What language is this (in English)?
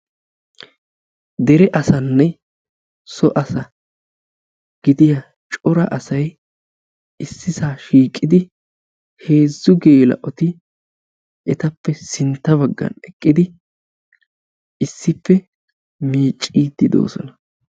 Wolaytta